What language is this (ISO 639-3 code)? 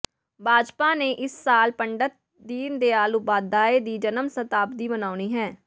pan